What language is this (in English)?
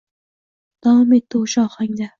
Uzbek